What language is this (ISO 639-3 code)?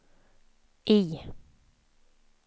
swe